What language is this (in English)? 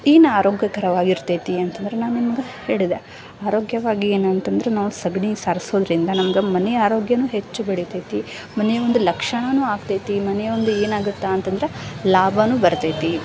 Kannada